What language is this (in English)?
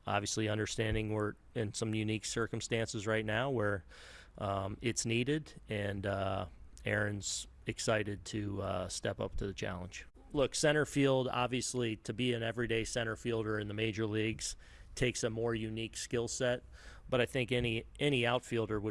English